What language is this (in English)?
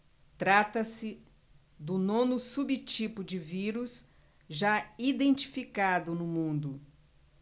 Portuguese